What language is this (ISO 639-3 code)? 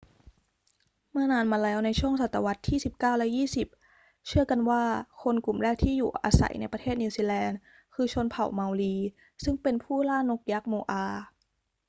tha